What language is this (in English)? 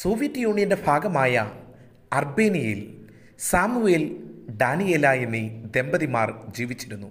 Malayalam